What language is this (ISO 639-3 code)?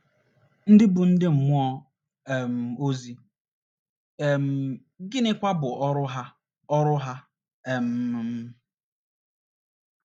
ibo